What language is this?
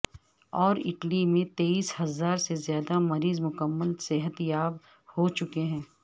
Urdu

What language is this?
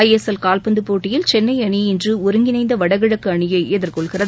Tamil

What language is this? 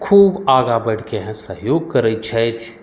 Maithili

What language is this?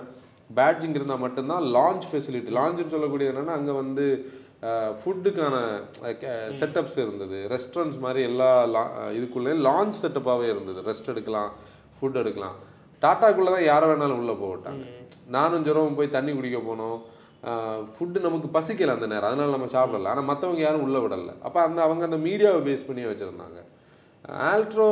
Tamil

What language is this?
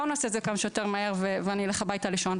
Hebrew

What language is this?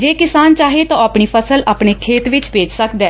Punjabi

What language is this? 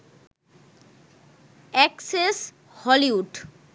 Bangla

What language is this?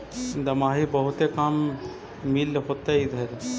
Magahi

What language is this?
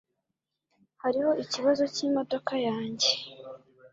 Kinyarwanda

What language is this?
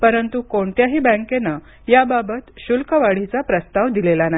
Marathi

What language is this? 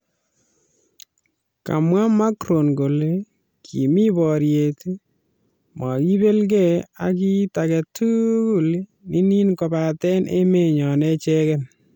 Kalenjin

